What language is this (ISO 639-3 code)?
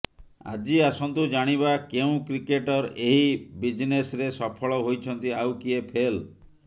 ori